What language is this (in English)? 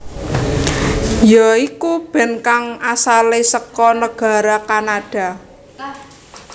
Javanese